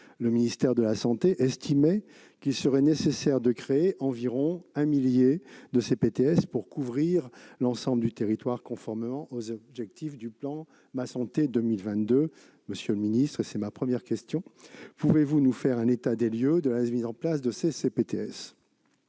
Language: French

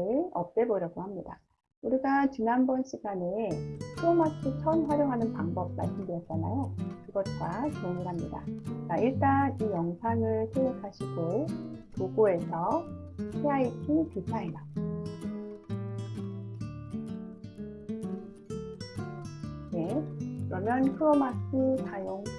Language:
Korean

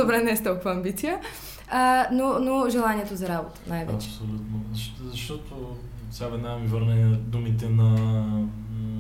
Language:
Bulgarian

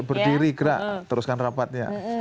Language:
Indonesian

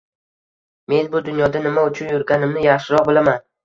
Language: Uzbek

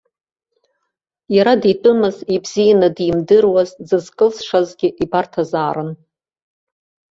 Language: Abkhazian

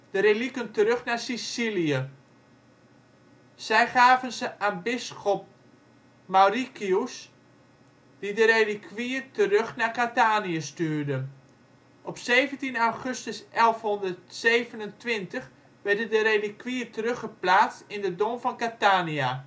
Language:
Dutch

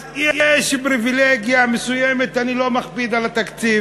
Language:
Hebrew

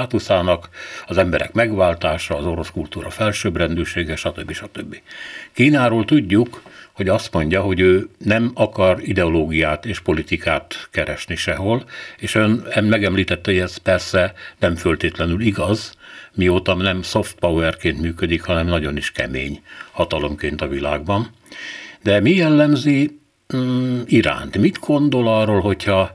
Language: Hungarian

